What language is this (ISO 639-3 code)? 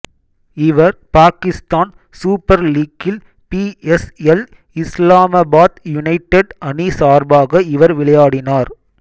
tam